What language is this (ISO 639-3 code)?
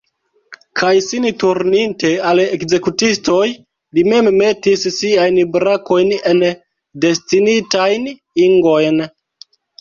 epo